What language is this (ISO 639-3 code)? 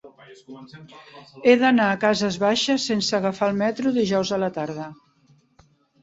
cat